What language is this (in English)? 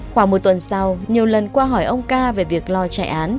Vietnamese